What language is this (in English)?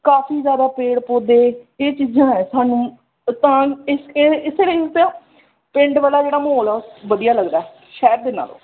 Punjabi